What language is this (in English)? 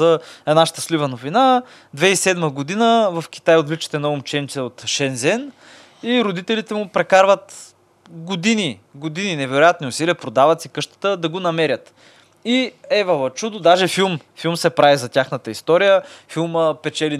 Bulgarian